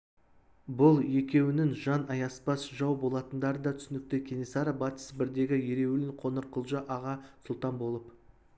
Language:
Kazakh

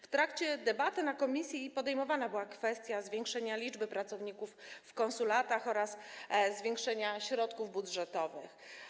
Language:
Polish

